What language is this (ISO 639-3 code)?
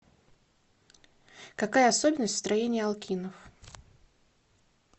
rus